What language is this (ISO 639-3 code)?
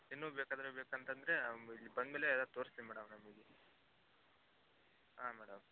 kan